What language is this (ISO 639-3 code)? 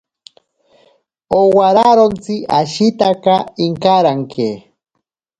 prq